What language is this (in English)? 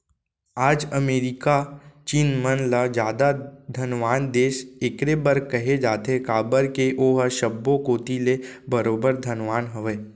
Chhattisgarhi